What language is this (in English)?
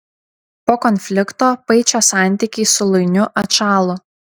Lithuanian